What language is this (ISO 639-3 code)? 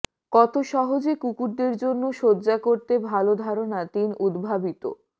ben